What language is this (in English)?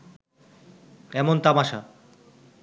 Bangla